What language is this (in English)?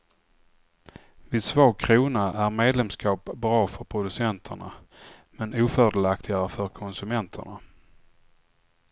Swedish